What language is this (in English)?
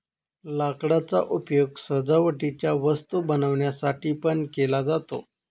Marathi